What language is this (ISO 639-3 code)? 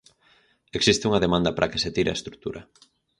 glg